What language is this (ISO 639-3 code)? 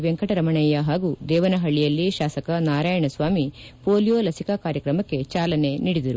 kan